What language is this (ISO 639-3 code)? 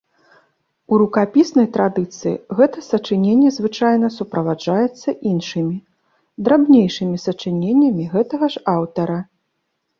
bel